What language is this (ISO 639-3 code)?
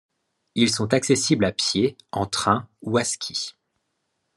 fra